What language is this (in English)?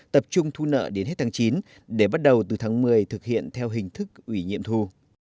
Vietnamese